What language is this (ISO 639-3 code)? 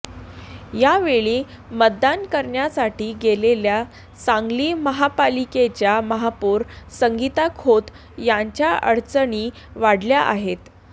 mar